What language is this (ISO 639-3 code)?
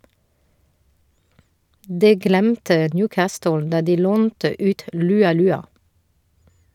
nor